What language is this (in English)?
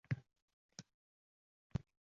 Uzbek